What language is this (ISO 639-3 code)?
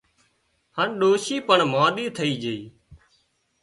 kxp